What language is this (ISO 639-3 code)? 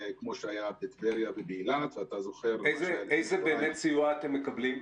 heb